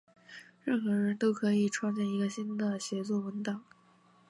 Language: Chinese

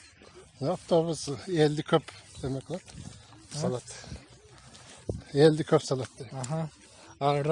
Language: Russian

